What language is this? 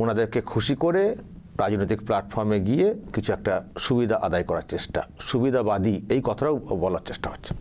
Bangla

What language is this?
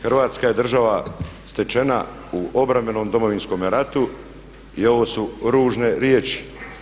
Croatian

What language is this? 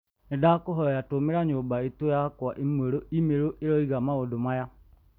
Kikuyu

